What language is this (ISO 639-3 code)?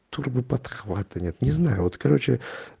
rus